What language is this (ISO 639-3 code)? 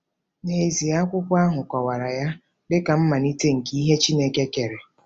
ibo